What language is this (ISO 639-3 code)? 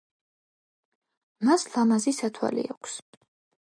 kat